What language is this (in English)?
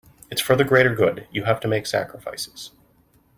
English